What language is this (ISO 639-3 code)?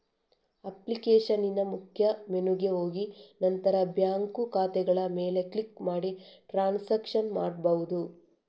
kan